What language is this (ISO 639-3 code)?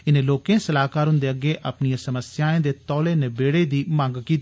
doi